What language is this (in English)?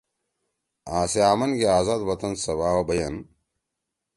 Torwali